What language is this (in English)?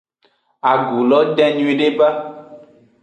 Aja (Benin)